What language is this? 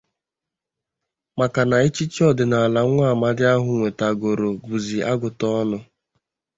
Igbo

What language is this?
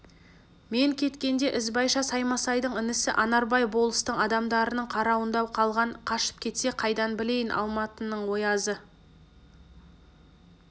Kazakh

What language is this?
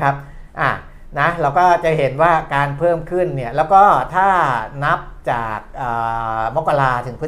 Thai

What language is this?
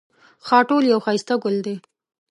Pashto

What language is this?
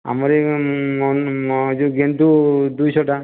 Odia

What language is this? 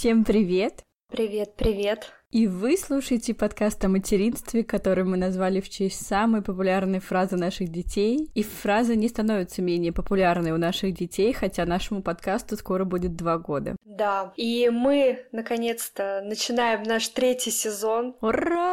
Russian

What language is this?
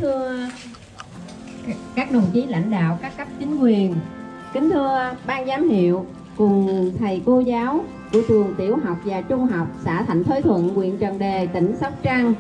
Vietnamese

